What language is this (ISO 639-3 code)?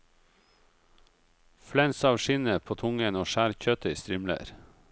nor